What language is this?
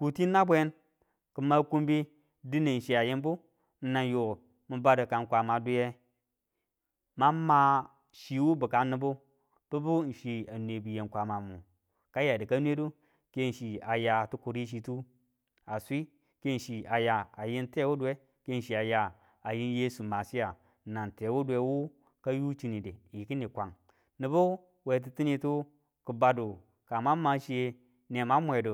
Tula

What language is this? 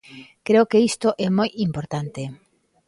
Galician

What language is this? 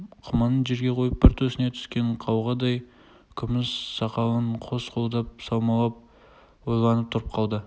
Kazakh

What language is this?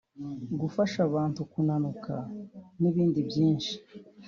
Kinyarwanda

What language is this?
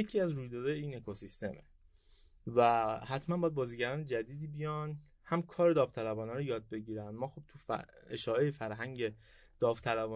Persian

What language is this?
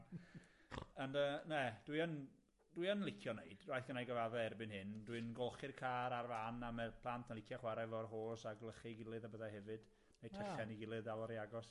Welsh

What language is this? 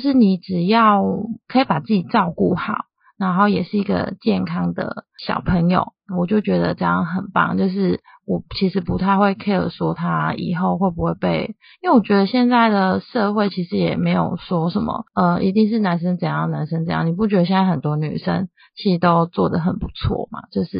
Chinese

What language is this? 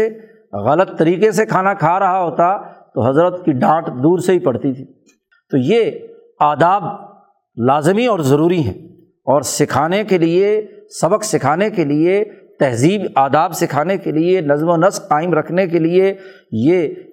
Urdu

